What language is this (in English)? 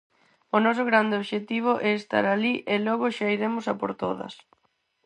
Galician